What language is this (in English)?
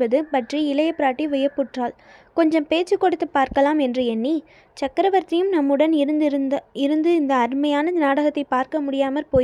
Tamil